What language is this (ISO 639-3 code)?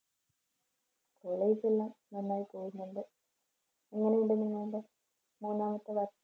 mal